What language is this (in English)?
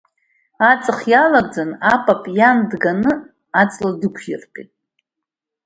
Abkhazian